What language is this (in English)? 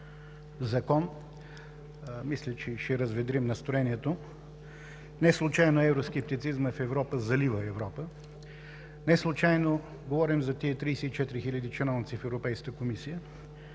Bulgarian